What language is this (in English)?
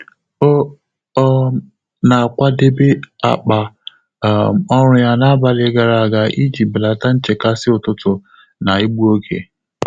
Igbo